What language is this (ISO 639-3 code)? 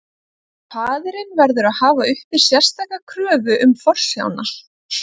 isl